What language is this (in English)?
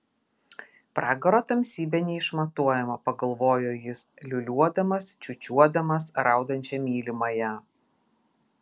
Lithuanian